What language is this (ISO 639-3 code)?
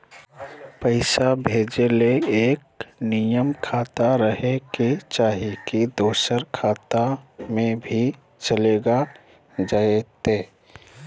mag